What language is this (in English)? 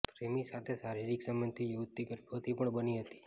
Gujarati